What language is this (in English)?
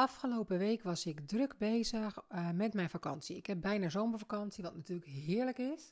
Dutch